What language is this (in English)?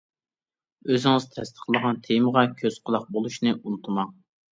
Uyghur